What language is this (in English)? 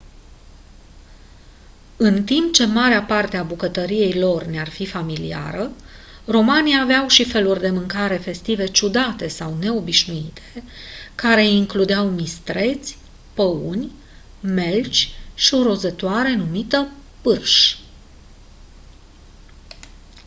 Romanian